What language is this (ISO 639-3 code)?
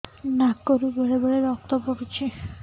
ori